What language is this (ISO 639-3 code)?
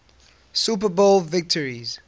eng